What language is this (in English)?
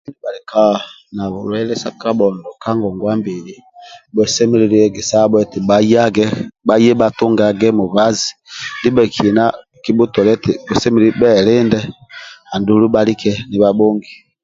Amba (Uganda)